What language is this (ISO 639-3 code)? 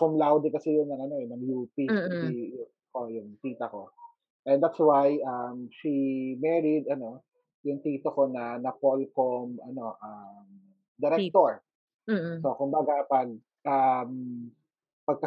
fil